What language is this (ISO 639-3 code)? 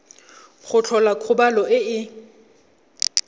tsn